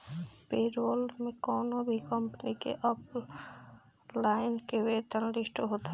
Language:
Bhojpuri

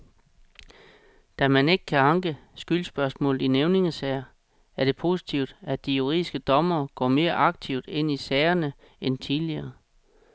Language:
Danish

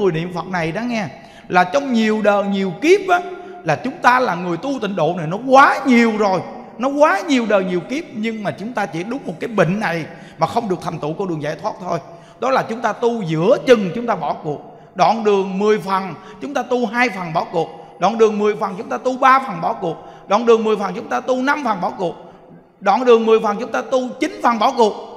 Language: Vietnamese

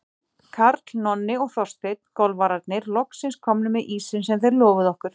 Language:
Icelandic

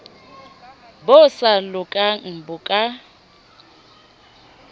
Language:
Southern Sotho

